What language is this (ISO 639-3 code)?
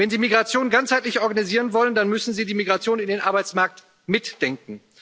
deu